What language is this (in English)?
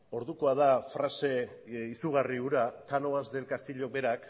Basque